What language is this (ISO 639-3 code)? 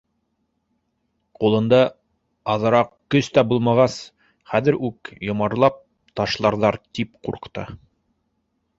bak